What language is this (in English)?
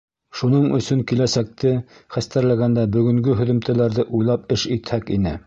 Bashkir